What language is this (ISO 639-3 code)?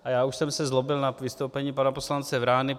ces